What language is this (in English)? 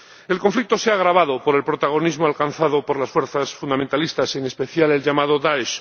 Spanish